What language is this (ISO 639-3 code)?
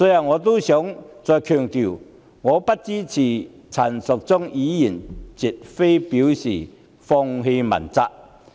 yue